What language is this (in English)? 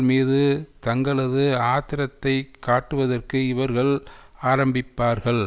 Tamil